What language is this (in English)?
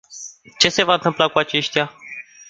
Romanian